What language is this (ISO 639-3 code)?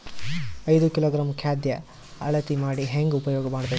kan